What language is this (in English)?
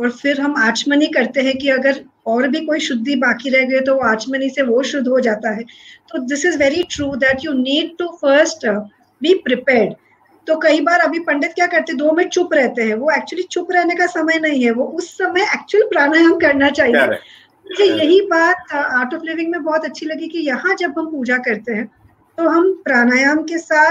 Hindi